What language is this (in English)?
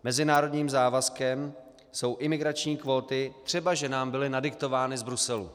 Czech